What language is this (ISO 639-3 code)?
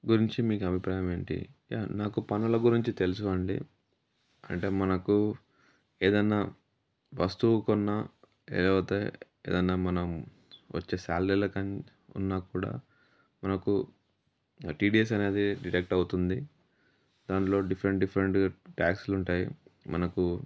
tel